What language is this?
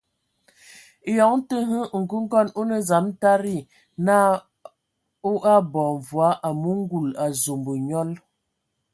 Ewondo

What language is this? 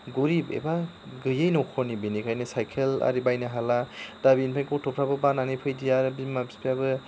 Bodo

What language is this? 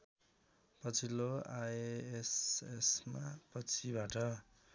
Nepali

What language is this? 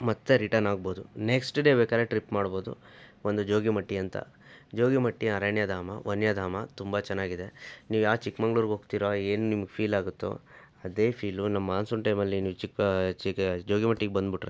Kannada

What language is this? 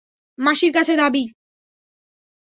Bangla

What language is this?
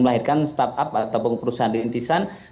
Indonesian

